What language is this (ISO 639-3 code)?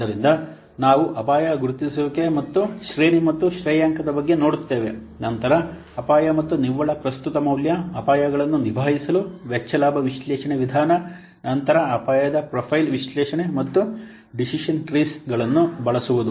kan